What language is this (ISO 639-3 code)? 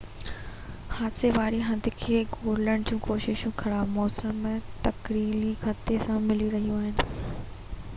snd